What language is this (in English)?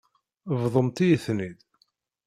Kabyle